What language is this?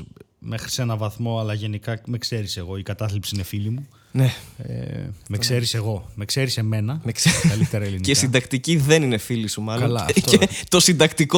Greek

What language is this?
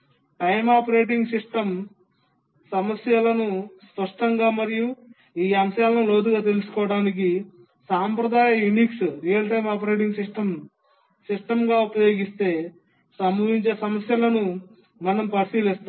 Telugu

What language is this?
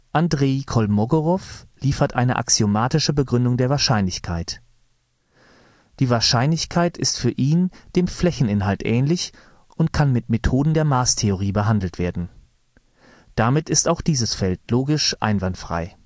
German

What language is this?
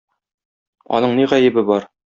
Tatar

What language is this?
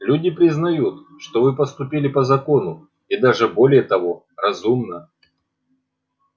Russian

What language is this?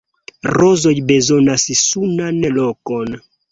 Esperanto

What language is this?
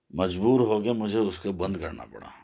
Urdu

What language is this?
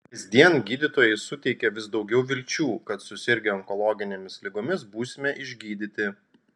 Lithuanian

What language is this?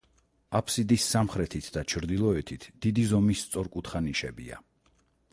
Georgian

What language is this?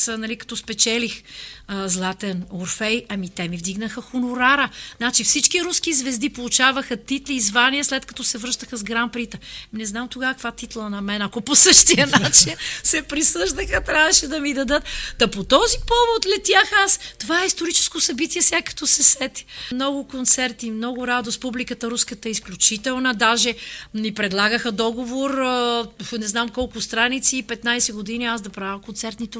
Bulgarian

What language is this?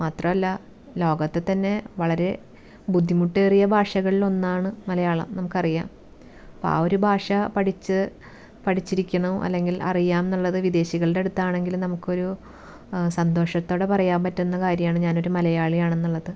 Malayalam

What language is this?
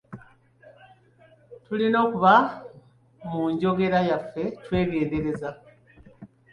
Ganda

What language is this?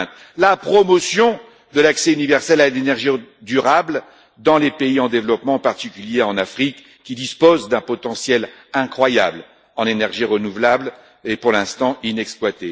French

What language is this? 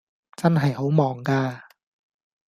Cantonese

